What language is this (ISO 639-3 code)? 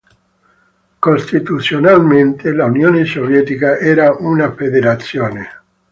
ita